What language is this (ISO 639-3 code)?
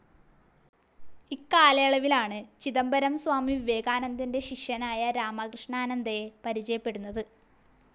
mal